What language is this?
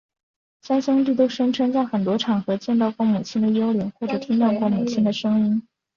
Chinese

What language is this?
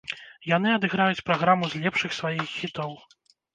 Belarusian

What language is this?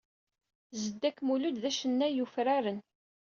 Kabyle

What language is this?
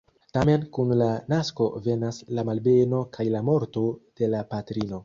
Esperanto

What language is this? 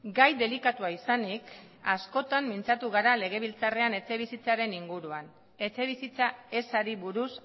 Basque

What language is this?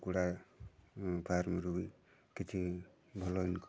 Odia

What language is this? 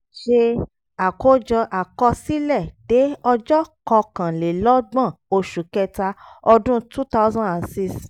Yoruba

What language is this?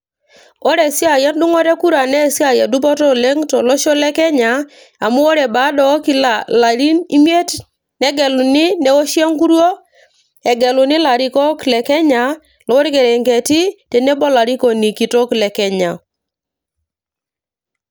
Masai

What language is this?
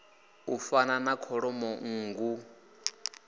Venda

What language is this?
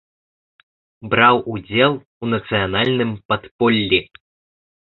Belarusian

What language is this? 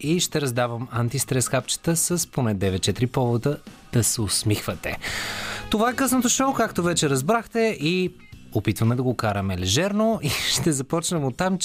Bulgarian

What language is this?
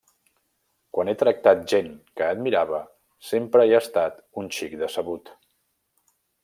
Catalan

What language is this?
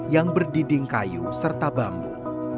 Indonesian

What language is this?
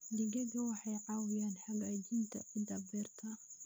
Somali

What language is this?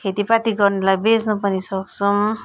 Nepali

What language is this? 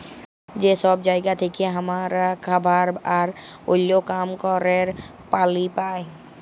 Bangla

